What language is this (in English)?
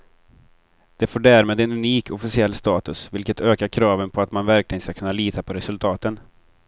Swedish